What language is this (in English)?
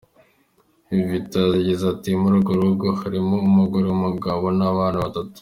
Kinyarwanda